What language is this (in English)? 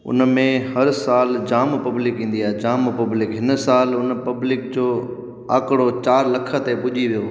Sindhi